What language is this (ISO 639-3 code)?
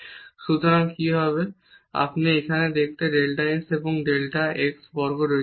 ben